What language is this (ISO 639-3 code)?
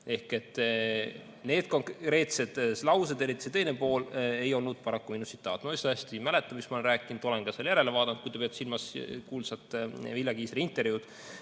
est